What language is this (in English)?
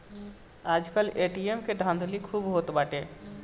Bhojpuri